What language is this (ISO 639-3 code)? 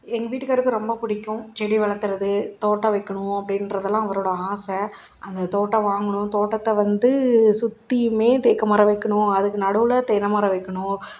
tam